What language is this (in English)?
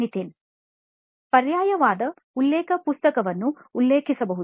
Kannada